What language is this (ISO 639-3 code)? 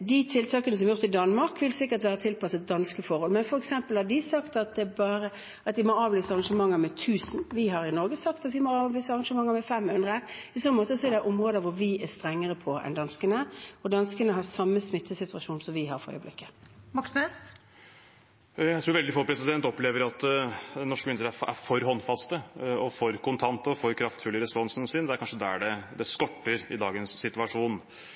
nor